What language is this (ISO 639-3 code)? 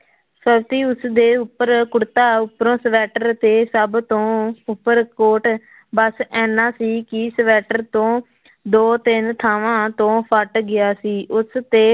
pan